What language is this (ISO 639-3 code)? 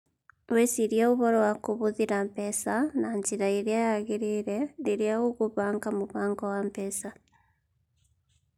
kik